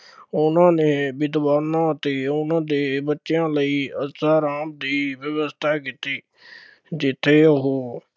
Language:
Punjabi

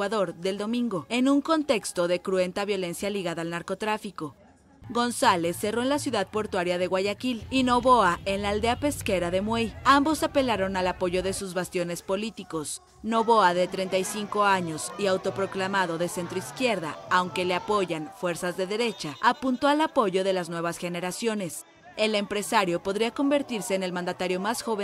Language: Spanish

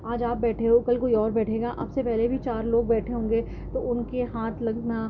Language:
Urdu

